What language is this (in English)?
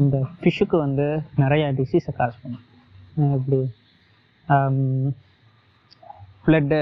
Tamil